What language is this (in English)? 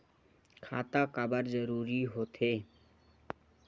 Chhattisgarhi